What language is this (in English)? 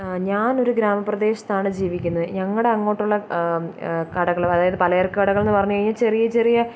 Malayalam